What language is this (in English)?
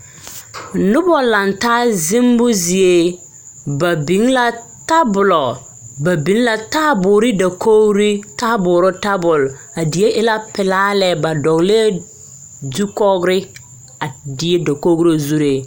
Southern Dagaare